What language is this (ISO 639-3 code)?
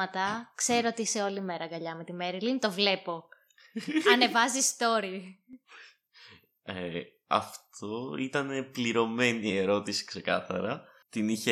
ell